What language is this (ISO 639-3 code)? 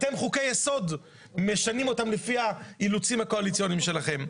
heb